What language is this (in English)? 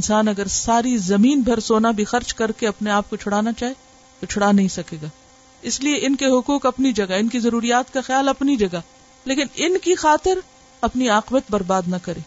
Urdu